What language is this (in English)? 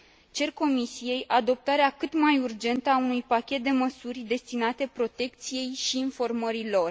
Romanian